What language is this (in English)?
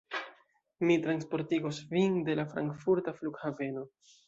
Esperanto